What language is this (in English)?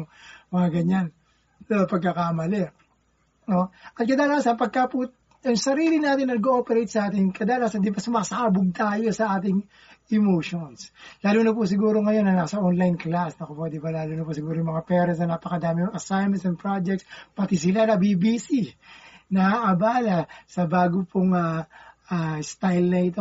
Filipino